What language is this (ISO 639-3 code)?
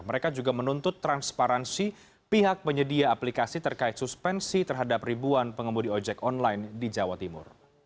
ind